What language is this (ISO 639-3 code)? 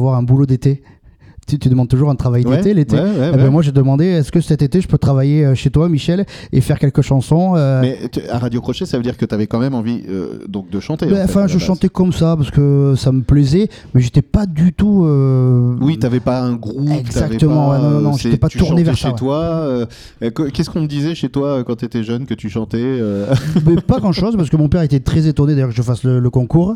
fra